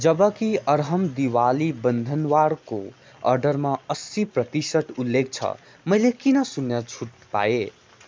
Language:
Nepali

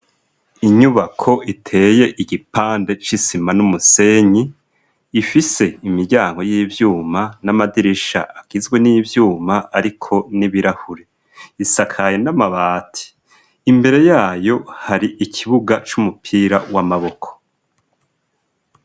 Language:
Rundi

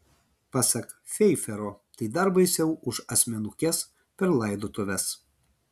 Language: Lithuanian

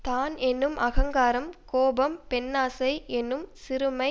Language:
Tamil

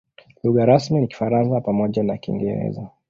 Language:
Swahili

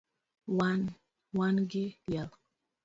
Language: Luo (Kenya and Tanzania)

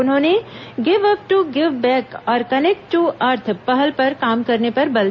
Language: Hindi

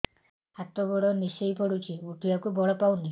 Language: Odia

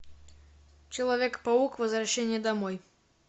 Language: Russian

